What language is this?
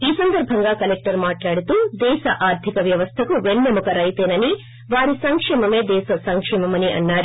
Telugu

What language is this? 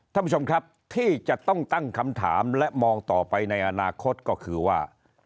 Thai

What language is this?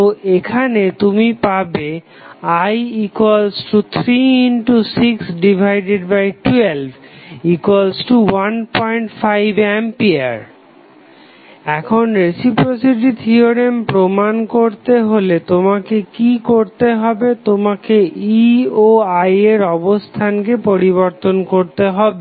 Bangla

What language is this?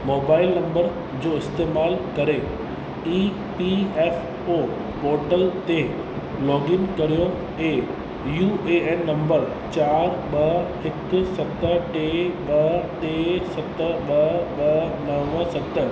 Sindhi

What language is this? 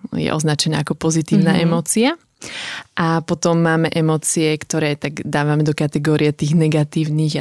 Slovak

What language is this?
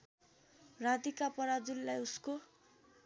Nepali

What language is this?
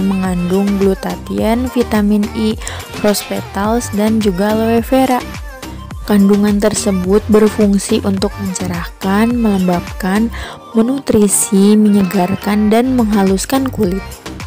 Indonesian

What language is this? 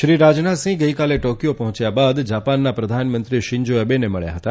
Gujarati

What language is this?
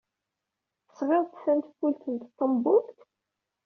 Kabyle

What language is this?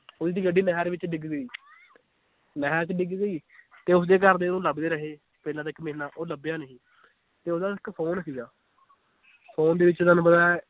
Punjabi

